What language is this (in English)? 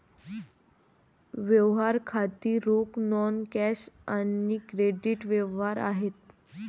Marathi